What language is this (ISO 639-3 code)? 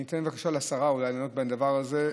heb